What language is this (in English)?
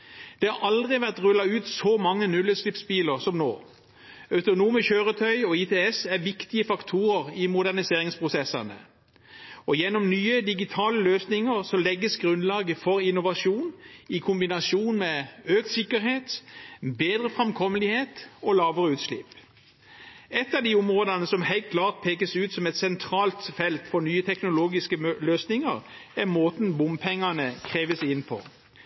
Norwegian